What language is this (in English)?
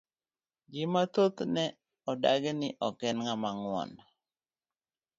Luo (Kenya and Tanzania)